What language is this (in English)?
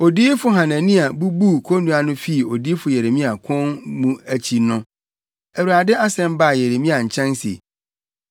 Akan